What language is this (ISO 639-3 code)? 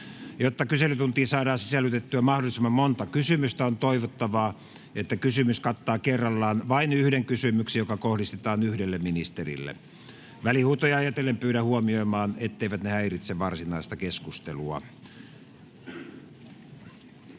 fin